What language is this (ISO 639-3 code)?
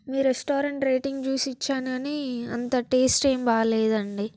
tel